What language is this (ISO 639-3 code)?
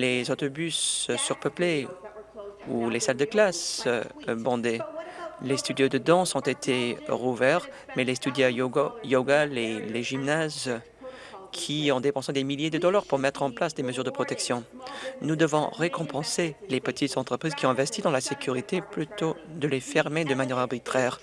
fra